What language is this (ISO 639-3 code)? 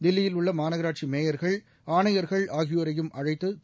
tam